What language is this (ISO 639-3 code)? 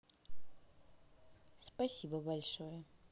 rus